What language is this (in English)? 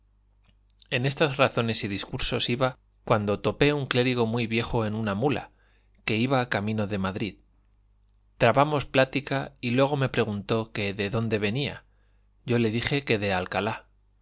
Spanish